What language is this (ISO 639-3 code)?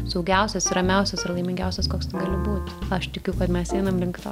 lit